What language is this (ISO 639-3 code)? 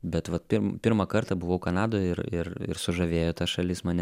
lit